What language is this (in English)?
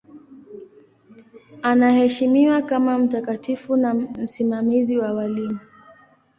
Swahili